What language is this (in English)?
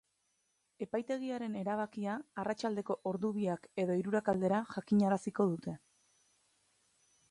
Basque